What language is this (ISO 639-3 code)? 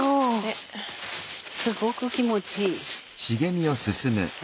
jpn